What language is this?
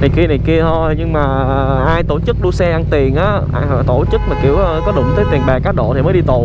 Vietnamese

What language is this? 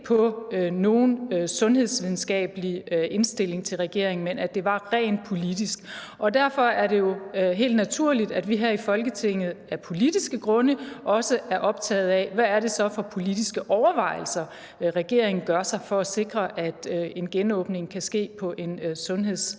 Danish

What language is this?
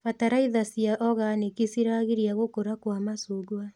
Kikuyu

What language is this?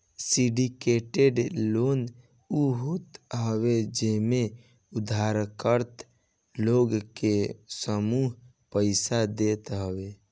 Bhojpuri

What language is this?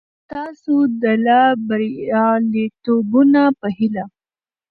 Pashto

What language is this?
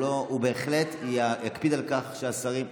Hebrew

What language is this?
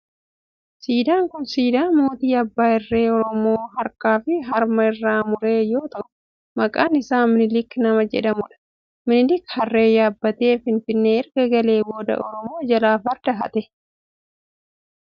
Oromo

